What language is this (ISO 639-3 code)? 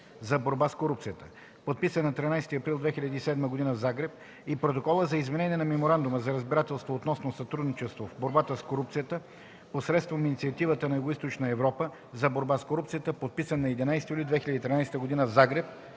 bul